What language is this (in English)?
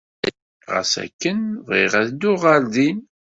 Kabyle